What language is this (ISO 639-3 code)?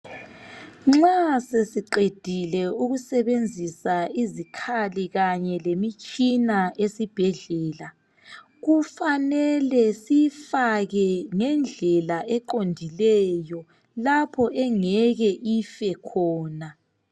nde